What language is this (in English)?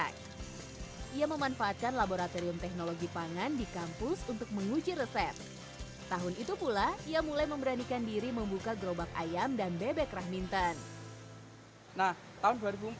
Indonesian